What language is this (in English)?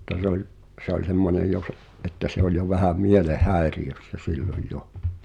Finnish